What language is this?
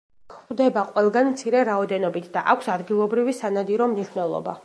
Georgian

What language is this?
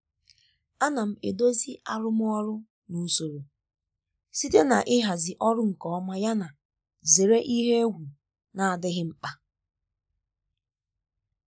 Igbo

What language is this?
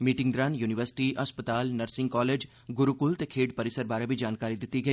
Dogri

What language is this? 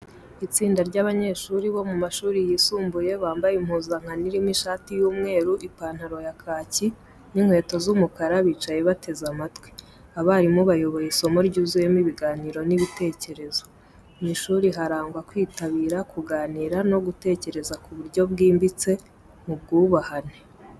Kinyarwanda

